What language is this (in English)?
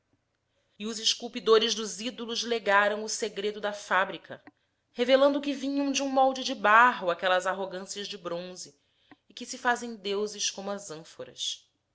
Portuguese